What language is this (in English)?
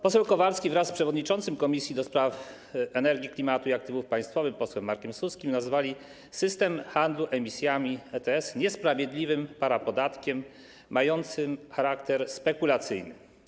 Polish